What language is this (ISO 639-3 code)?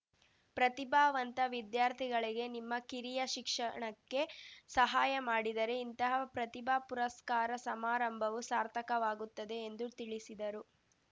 kan